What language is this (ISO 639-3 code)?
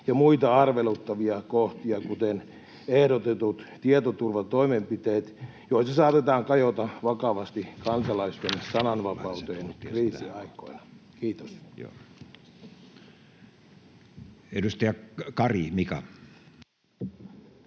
fin